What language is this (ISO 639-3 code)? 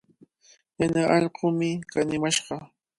qvl